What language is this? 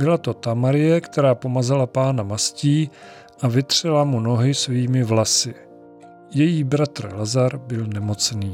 Czech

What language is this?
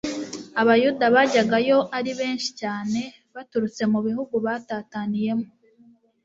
Kinyarwanda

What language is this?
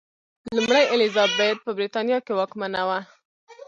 Pashto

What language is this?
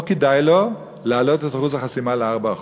Hebrew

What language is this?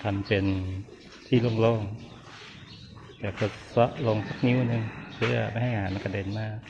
Thai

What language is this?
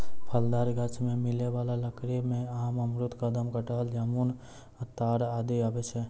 Maithili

